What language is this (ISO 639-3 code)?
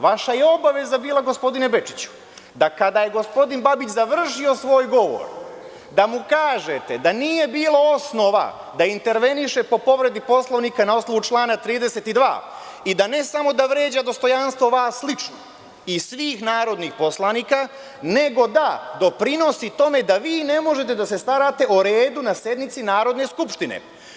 srp